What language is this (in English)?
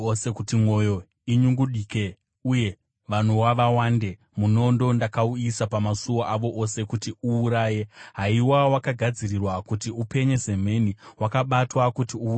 Shona